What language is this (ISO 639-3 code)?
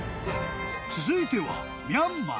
jpn